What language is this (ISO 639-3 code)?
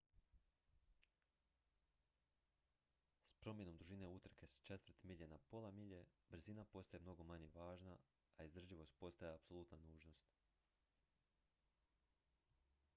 hrv